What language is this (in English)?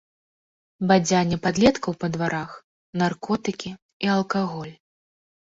Belarusian